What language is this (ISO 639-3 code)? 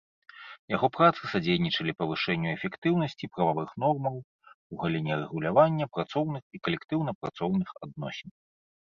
bel